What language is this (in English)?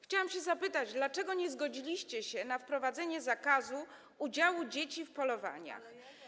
Polish